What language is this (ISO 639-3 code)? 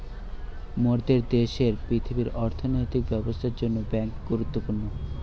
ben